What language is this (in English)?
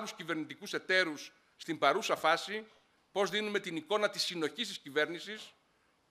Greek